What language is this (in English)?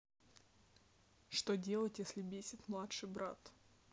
Russian